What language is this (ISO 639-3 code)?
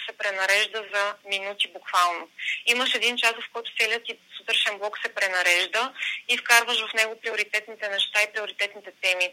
bul